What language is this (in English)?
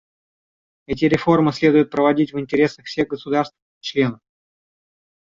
Russian